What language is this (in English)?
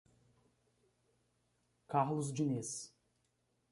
Portuguese